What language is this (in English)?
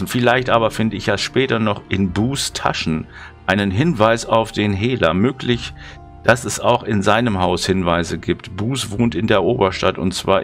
German